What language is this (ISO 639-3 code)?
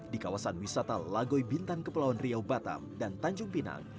ind